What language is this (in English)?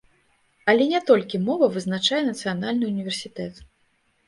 Belarusian